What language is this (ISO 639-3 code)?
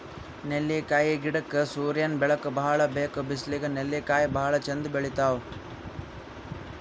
kan